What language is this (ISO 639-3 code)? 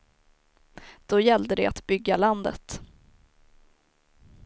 swe